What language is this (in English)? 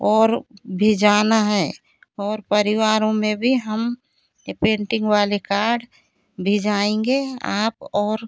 Hindi